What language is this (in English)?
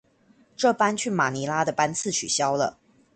Chinese